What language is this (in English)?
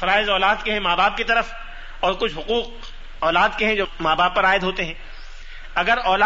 Urdu